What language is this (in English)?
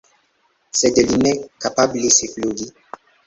Esperanto